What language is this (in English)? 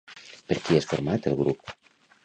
Catalan